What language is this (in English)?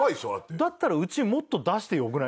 Japanese